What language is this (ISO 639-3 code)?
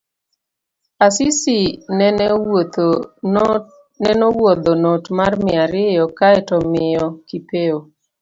luo